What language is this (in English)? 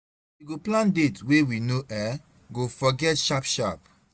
Nigerian Pidgin